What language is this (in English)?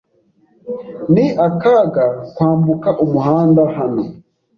Kinyarwanda